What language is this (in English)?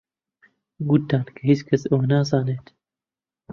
Central Kurdish